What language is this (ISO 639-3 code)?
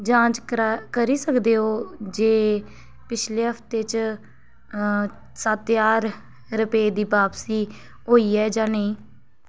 doi